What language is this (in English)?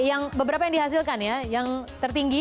Indonesian